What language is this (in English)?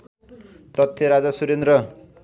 Nepali